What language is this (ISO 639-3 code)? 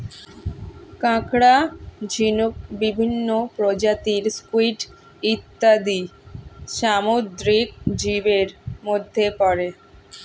ben